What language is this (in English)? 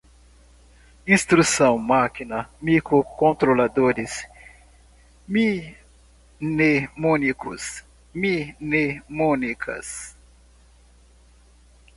Portuguese